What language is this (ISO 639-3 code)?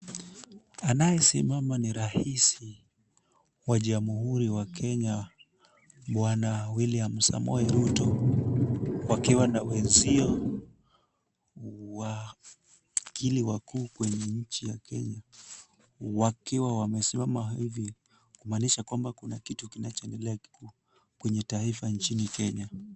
swa